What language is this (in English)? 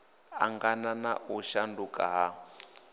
Venda